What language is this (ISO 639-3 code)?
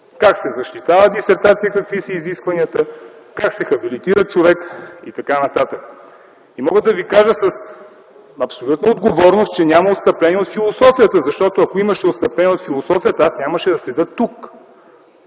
bul